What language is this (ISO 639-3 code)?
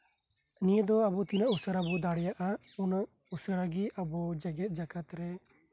sat